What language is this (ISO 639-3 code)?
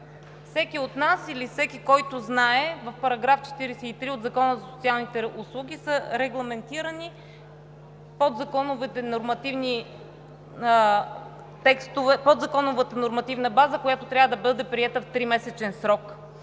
bul